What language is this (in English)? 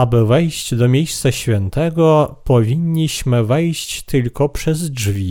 Polish